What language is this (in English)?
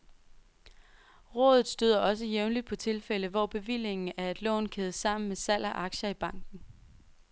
Danish